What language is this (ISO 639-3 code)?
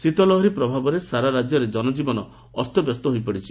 ori